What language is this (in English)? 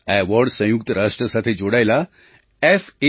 Gujarati